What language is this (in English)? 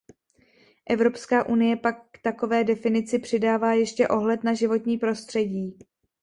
Czech